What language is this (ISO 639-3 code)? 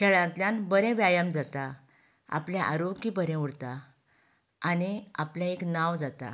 kok